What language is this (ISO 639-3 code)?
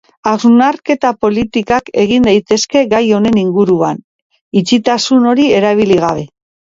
eus